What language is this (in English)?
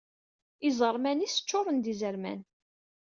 Kabyle